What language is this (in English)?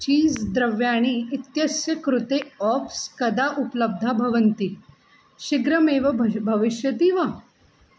Sanskrit